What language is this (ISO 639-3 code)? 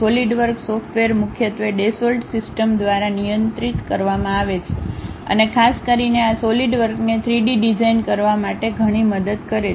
guj